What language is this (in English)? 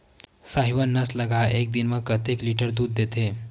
Chhattisgarhi